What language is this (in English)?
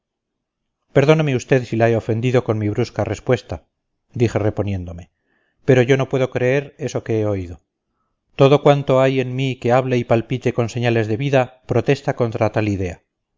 Spanish